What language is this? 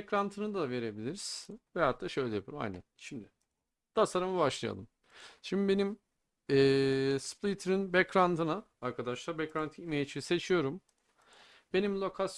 Turkish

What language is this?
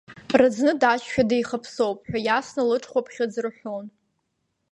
Abkhazian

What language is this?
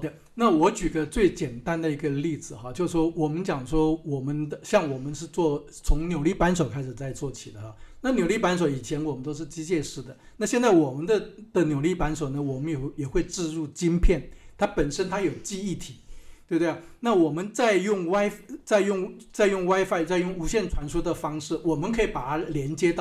Chinese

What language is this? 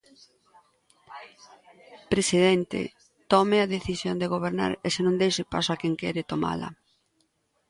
Galician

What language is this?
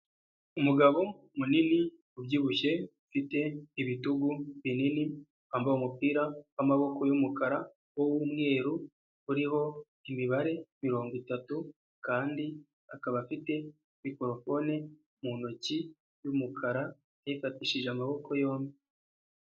Kinyarwanda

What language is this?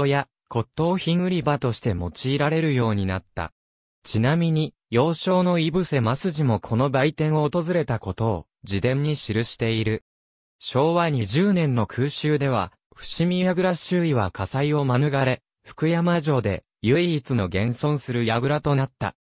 Japanese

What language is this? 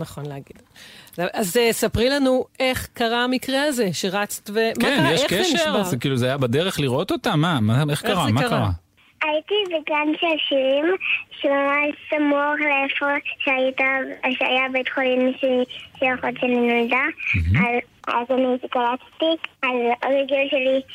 Hebrew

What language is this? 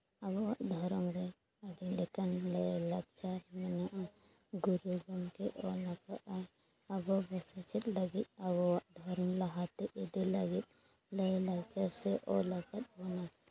Santali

